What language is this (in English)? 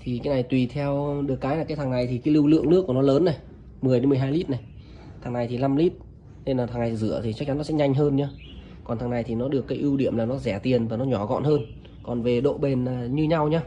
Vietnamese